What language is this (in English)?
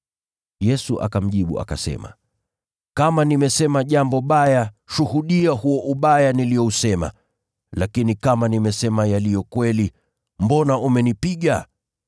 Swahili